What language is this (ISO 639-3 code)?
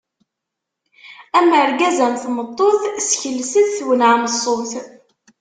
kab